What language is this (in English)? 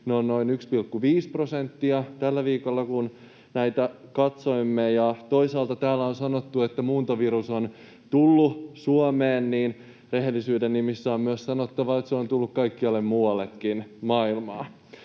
Finnish